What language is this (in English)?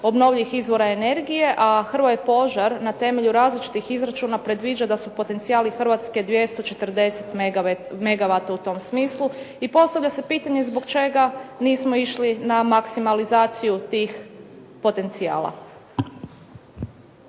Croatian